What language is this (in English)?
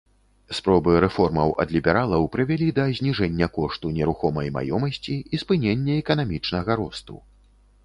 Belarusian